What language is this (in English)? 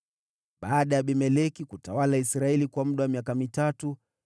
Swahili